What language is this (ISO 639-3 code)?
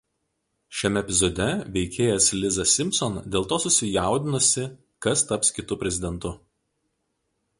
lit